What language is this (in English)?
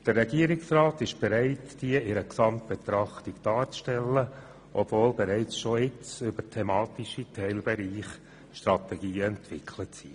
Swiss German